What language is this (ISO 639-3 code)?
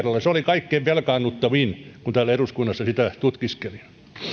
fin